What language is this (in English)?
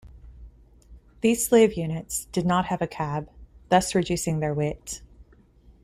English